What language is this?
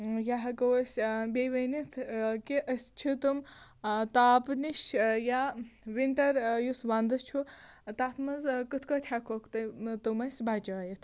Kashmiri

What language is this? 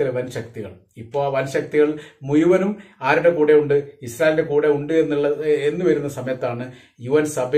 Malayalam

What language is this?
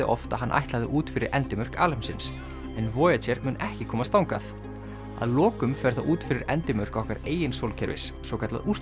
Icelandic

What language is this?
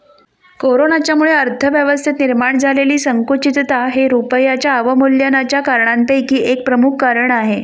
Marathi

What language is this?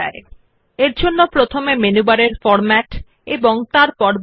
Bangla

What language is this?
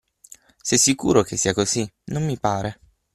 Italian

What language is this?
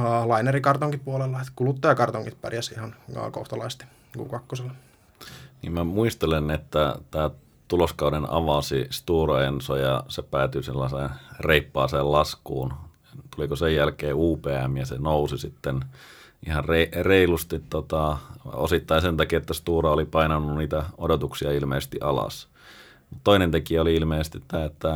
Finnish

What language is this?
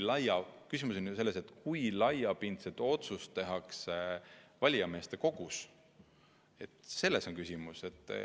Estonian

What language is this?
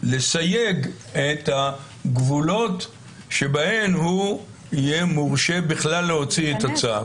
Hebrew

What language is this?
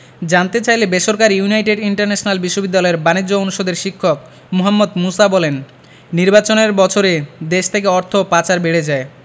Bangla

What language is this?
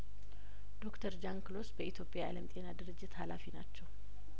Amharic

